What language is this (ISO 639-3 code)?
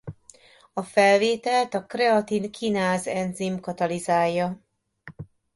hun